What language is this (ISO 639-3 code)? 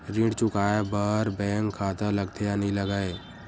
hne